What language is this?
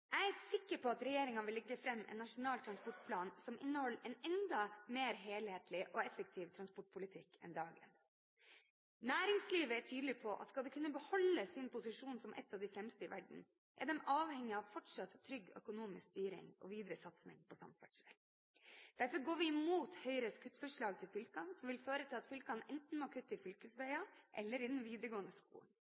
Norwegian Bokmål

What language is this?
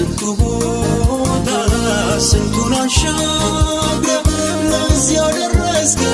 Amharic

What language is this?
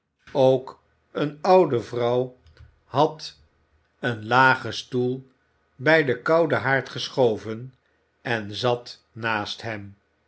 Dutch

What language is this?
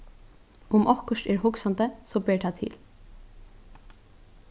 Faroese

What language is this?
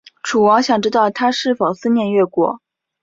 Chinese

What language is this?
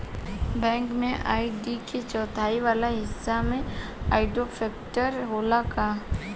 Bhojpuri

